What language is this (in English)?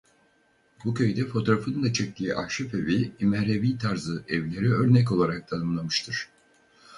Turkish